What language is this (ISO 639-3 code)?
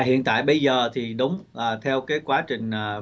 vie